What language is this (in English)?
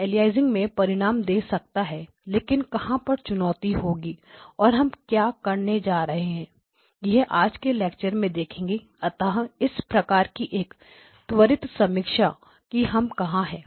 Hindi